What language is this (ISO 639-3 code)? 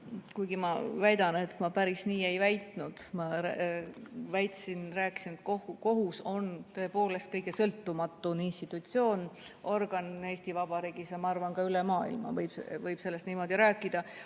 est